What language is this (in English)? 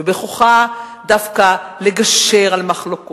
Hebrew